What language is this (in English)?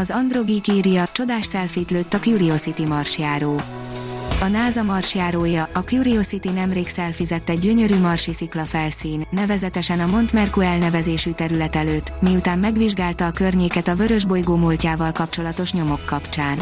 Hungarian